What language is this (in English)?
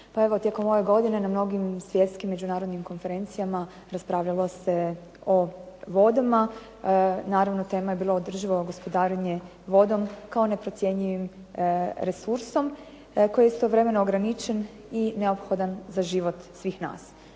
Croatian